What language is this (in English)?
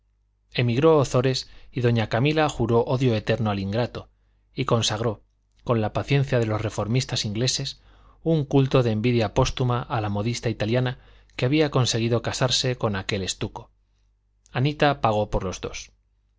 Spanish